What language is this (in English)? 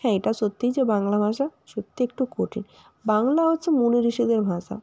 Bangla